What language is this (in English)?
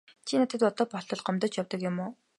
Mongolian